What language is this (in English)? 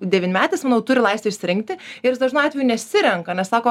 Lithuanian